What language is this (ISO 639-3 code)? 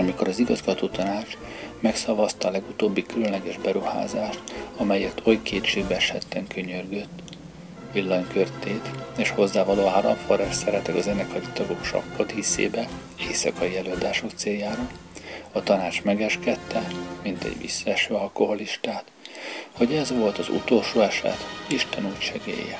hun